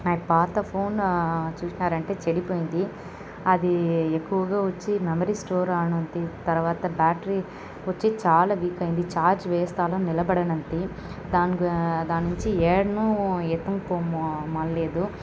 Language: Telugu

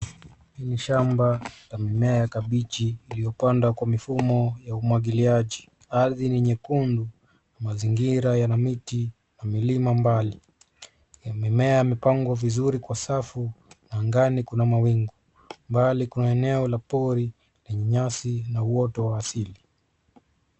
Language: Swahili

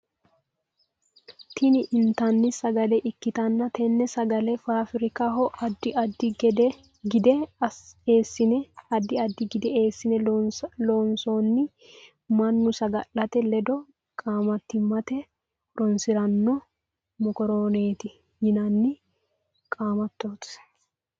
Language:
Sidamo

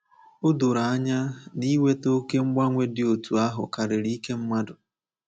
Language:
Igbo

